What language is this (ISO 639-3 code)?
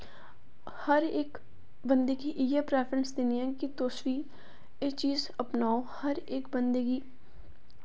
doi